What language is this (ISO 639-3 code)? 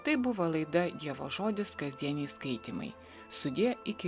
lit